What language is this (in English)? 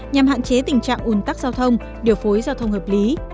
Vietnamese